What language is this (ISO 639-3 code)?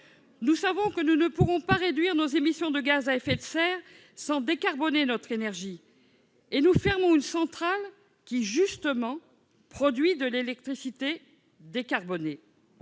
fra